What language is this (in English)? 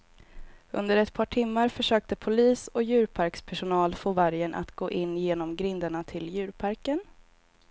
Swedish